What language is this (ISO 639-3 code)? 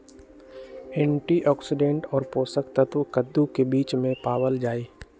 mag